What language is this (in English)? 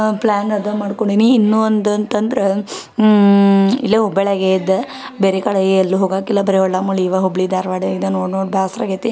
Kannada